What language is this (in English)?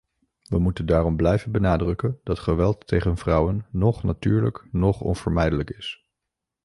Dutch